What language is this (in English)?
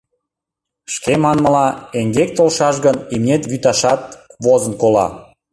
Mari